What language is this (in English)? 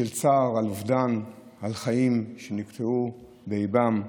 Hebrew